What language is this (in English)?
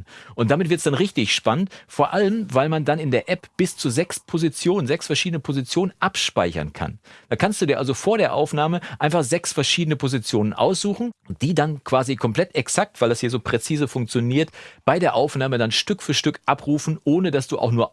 German